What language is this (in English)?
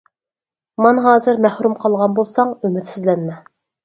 Uyghur